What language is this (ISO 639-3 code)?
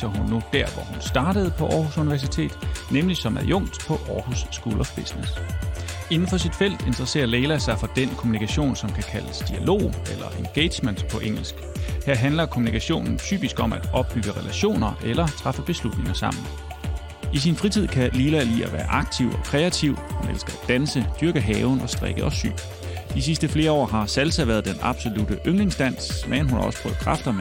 dan